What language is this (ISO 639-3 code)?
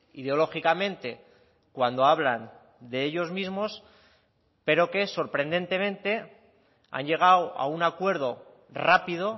spa